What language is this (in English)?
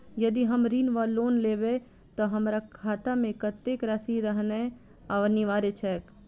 Maithili